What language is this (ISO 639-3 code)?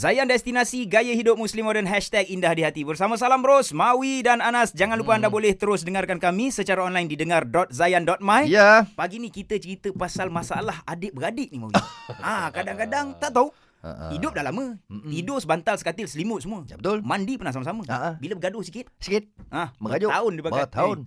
msa